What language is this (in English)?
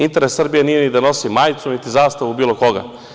Serbian